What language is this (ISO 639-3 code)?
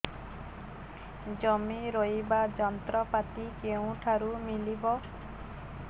ori